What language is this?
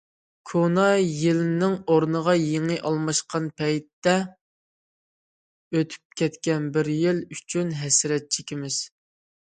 Uyghur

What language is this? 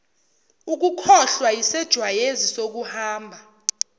Zulu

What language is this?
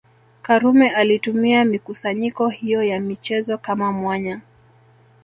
Swahili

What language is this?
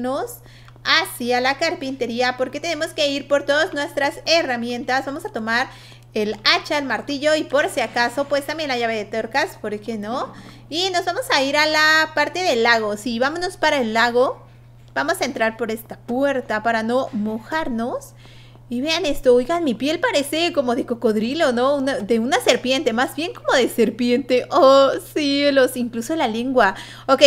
Spanish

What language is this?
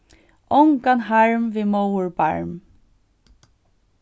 Faroese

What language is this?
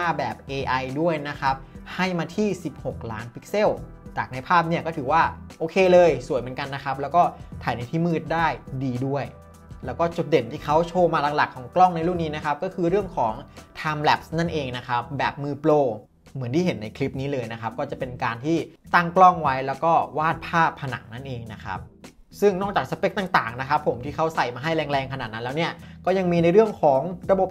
Thai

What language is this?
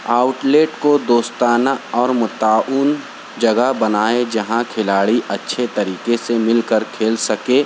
Urdu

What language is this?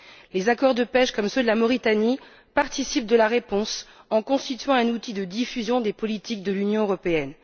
French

